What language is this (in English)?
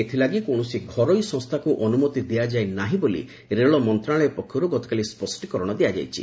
Odia